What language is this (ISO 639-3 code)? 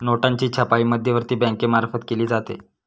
mar